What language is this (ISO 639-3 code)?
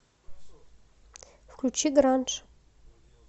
rus